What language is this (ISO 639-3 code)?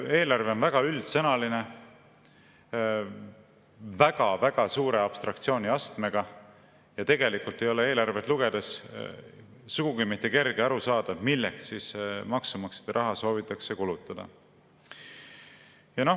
est